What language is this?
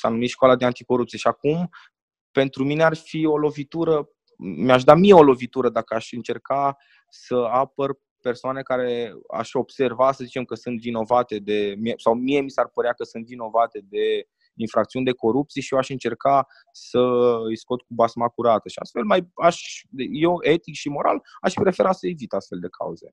Romanian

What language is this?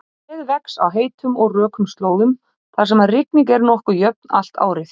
Icelandic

